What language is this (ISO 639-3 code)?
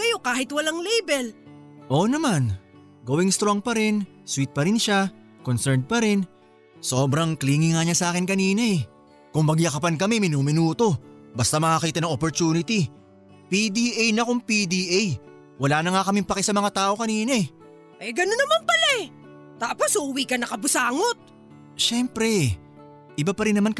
fil